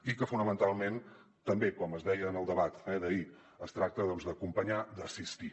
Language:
Catalan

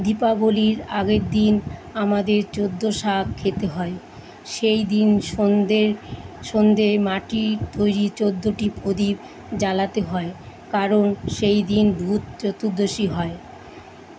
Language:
Bangla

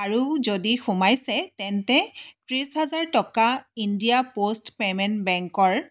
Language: Assamese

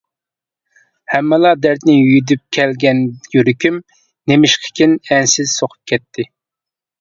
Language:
Uyghur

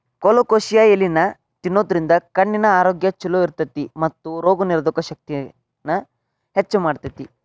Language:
Kannada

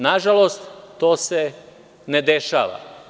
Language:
Serbian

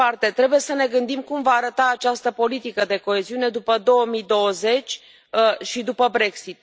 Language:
Romanian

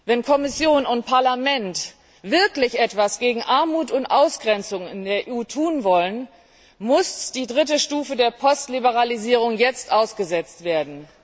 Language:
German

